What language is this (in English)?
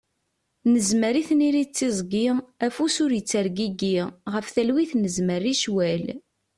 Kabyle